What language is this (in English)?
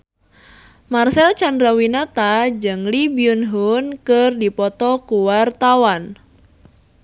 Sundanese